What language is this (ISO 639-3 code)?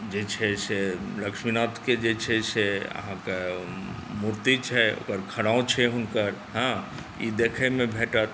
mai